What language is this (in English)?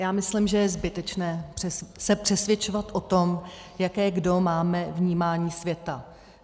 Czech